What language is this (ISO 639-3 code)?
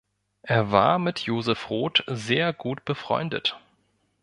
deu